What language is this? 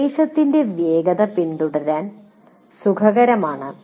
Malayalam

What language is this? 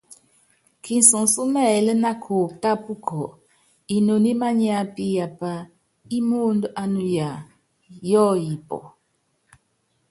Yangben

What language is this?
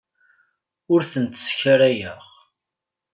Kabyle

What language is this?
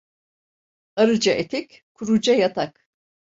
Turkish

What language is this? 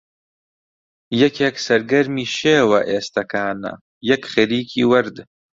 Central Kurdish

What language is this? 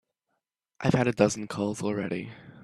English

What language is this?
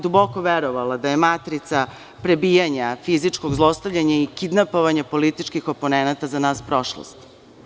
Serbian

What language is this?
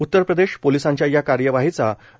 Marathi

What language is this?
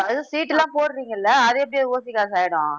Tamil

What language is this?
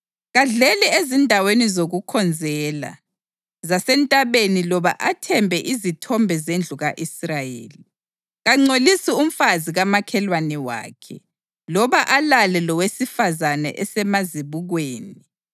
North Ndebele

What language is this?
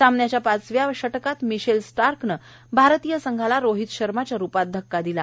Marathi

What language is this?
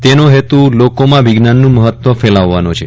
Gujarati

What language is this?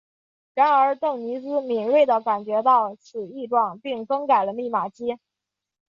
Chinese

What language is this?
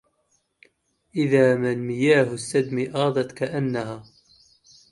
Arabic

